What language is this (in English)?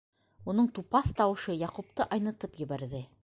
Bashkir